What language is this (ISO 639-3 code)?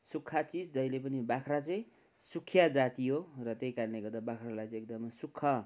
nep